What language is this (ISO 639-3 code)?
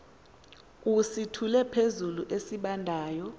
xho